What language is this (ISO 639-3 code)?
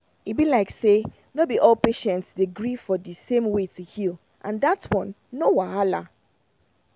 pcm